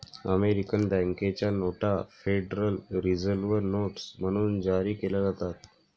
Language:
Marathi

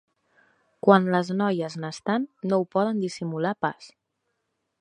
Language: Catalan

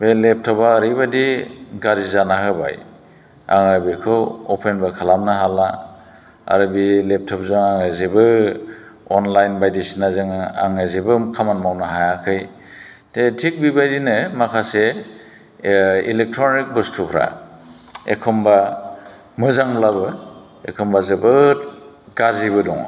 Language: Bodo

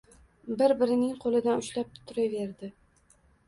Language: Uzbek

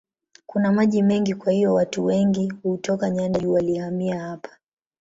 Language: Swahili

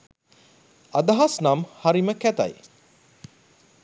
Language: Sinhala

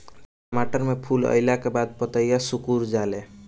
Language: Bhojpuri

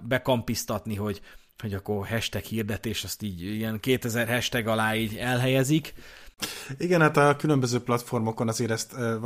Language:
Hungarian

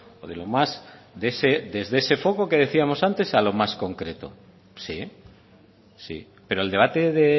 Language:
Spanish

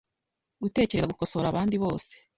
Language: Kinyarwanda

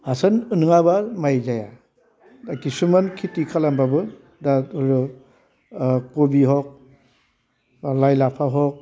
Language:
Bodo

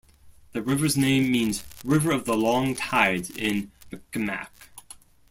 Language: English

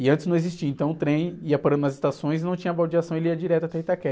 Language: Portuguese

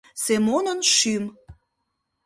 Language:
Mari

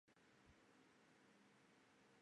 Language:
Chinese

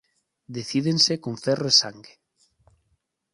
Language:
Galician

